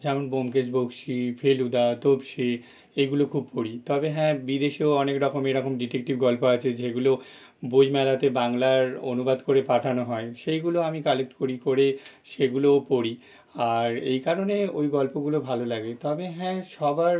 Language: Bangla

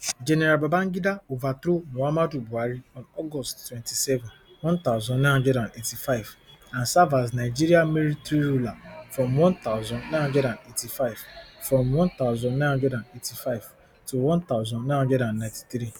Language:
Nigerian Pidgin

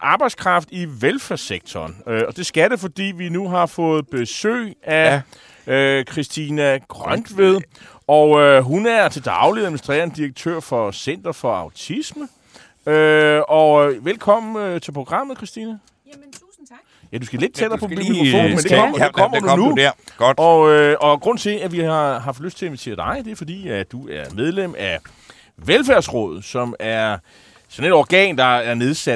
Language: Danish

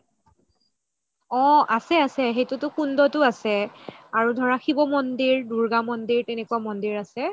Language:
Assamese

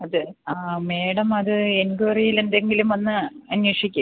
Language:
Malayalam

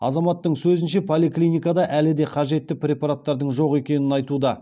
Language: Kazakh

